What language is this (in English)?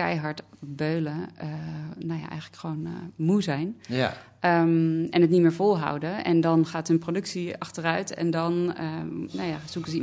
Dutch